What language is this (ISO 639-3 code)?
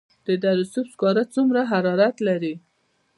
pus